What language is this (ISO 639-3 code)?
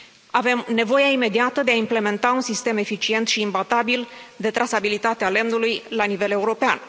ron